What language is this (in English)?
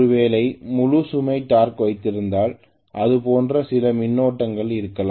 Tamil